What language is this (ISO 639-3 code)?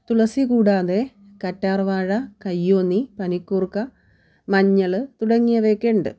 mal